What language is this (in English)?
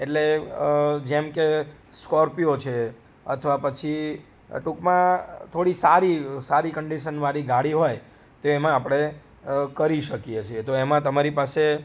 Gujarati